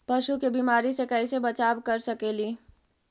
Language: Magahi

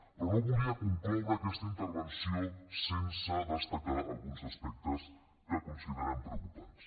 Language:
Catalan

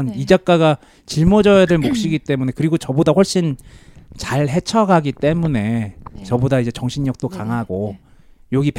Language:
Korean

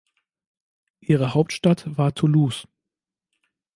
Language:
German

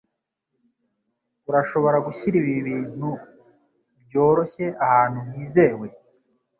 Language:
Kinyarwanda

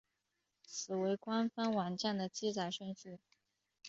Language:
Chinese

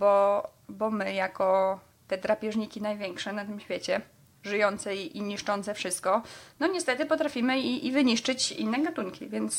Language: Polish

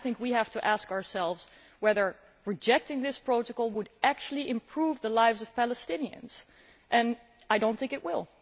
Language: English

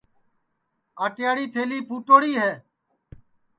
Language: Sansi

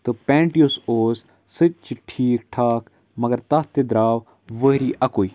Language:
Kashmiri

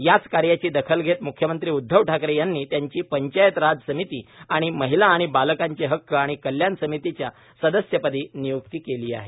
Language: Marathi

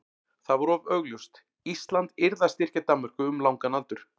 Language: Icelandic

